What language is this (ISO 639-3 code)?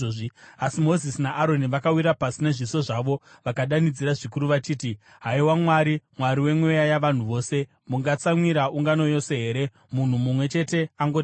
sna